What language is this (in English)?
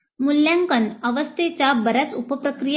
Marathi